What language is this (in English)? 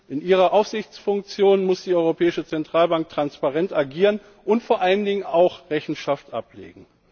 German